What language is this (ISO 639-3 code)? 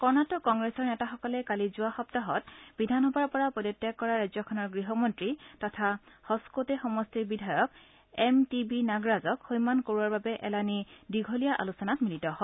asm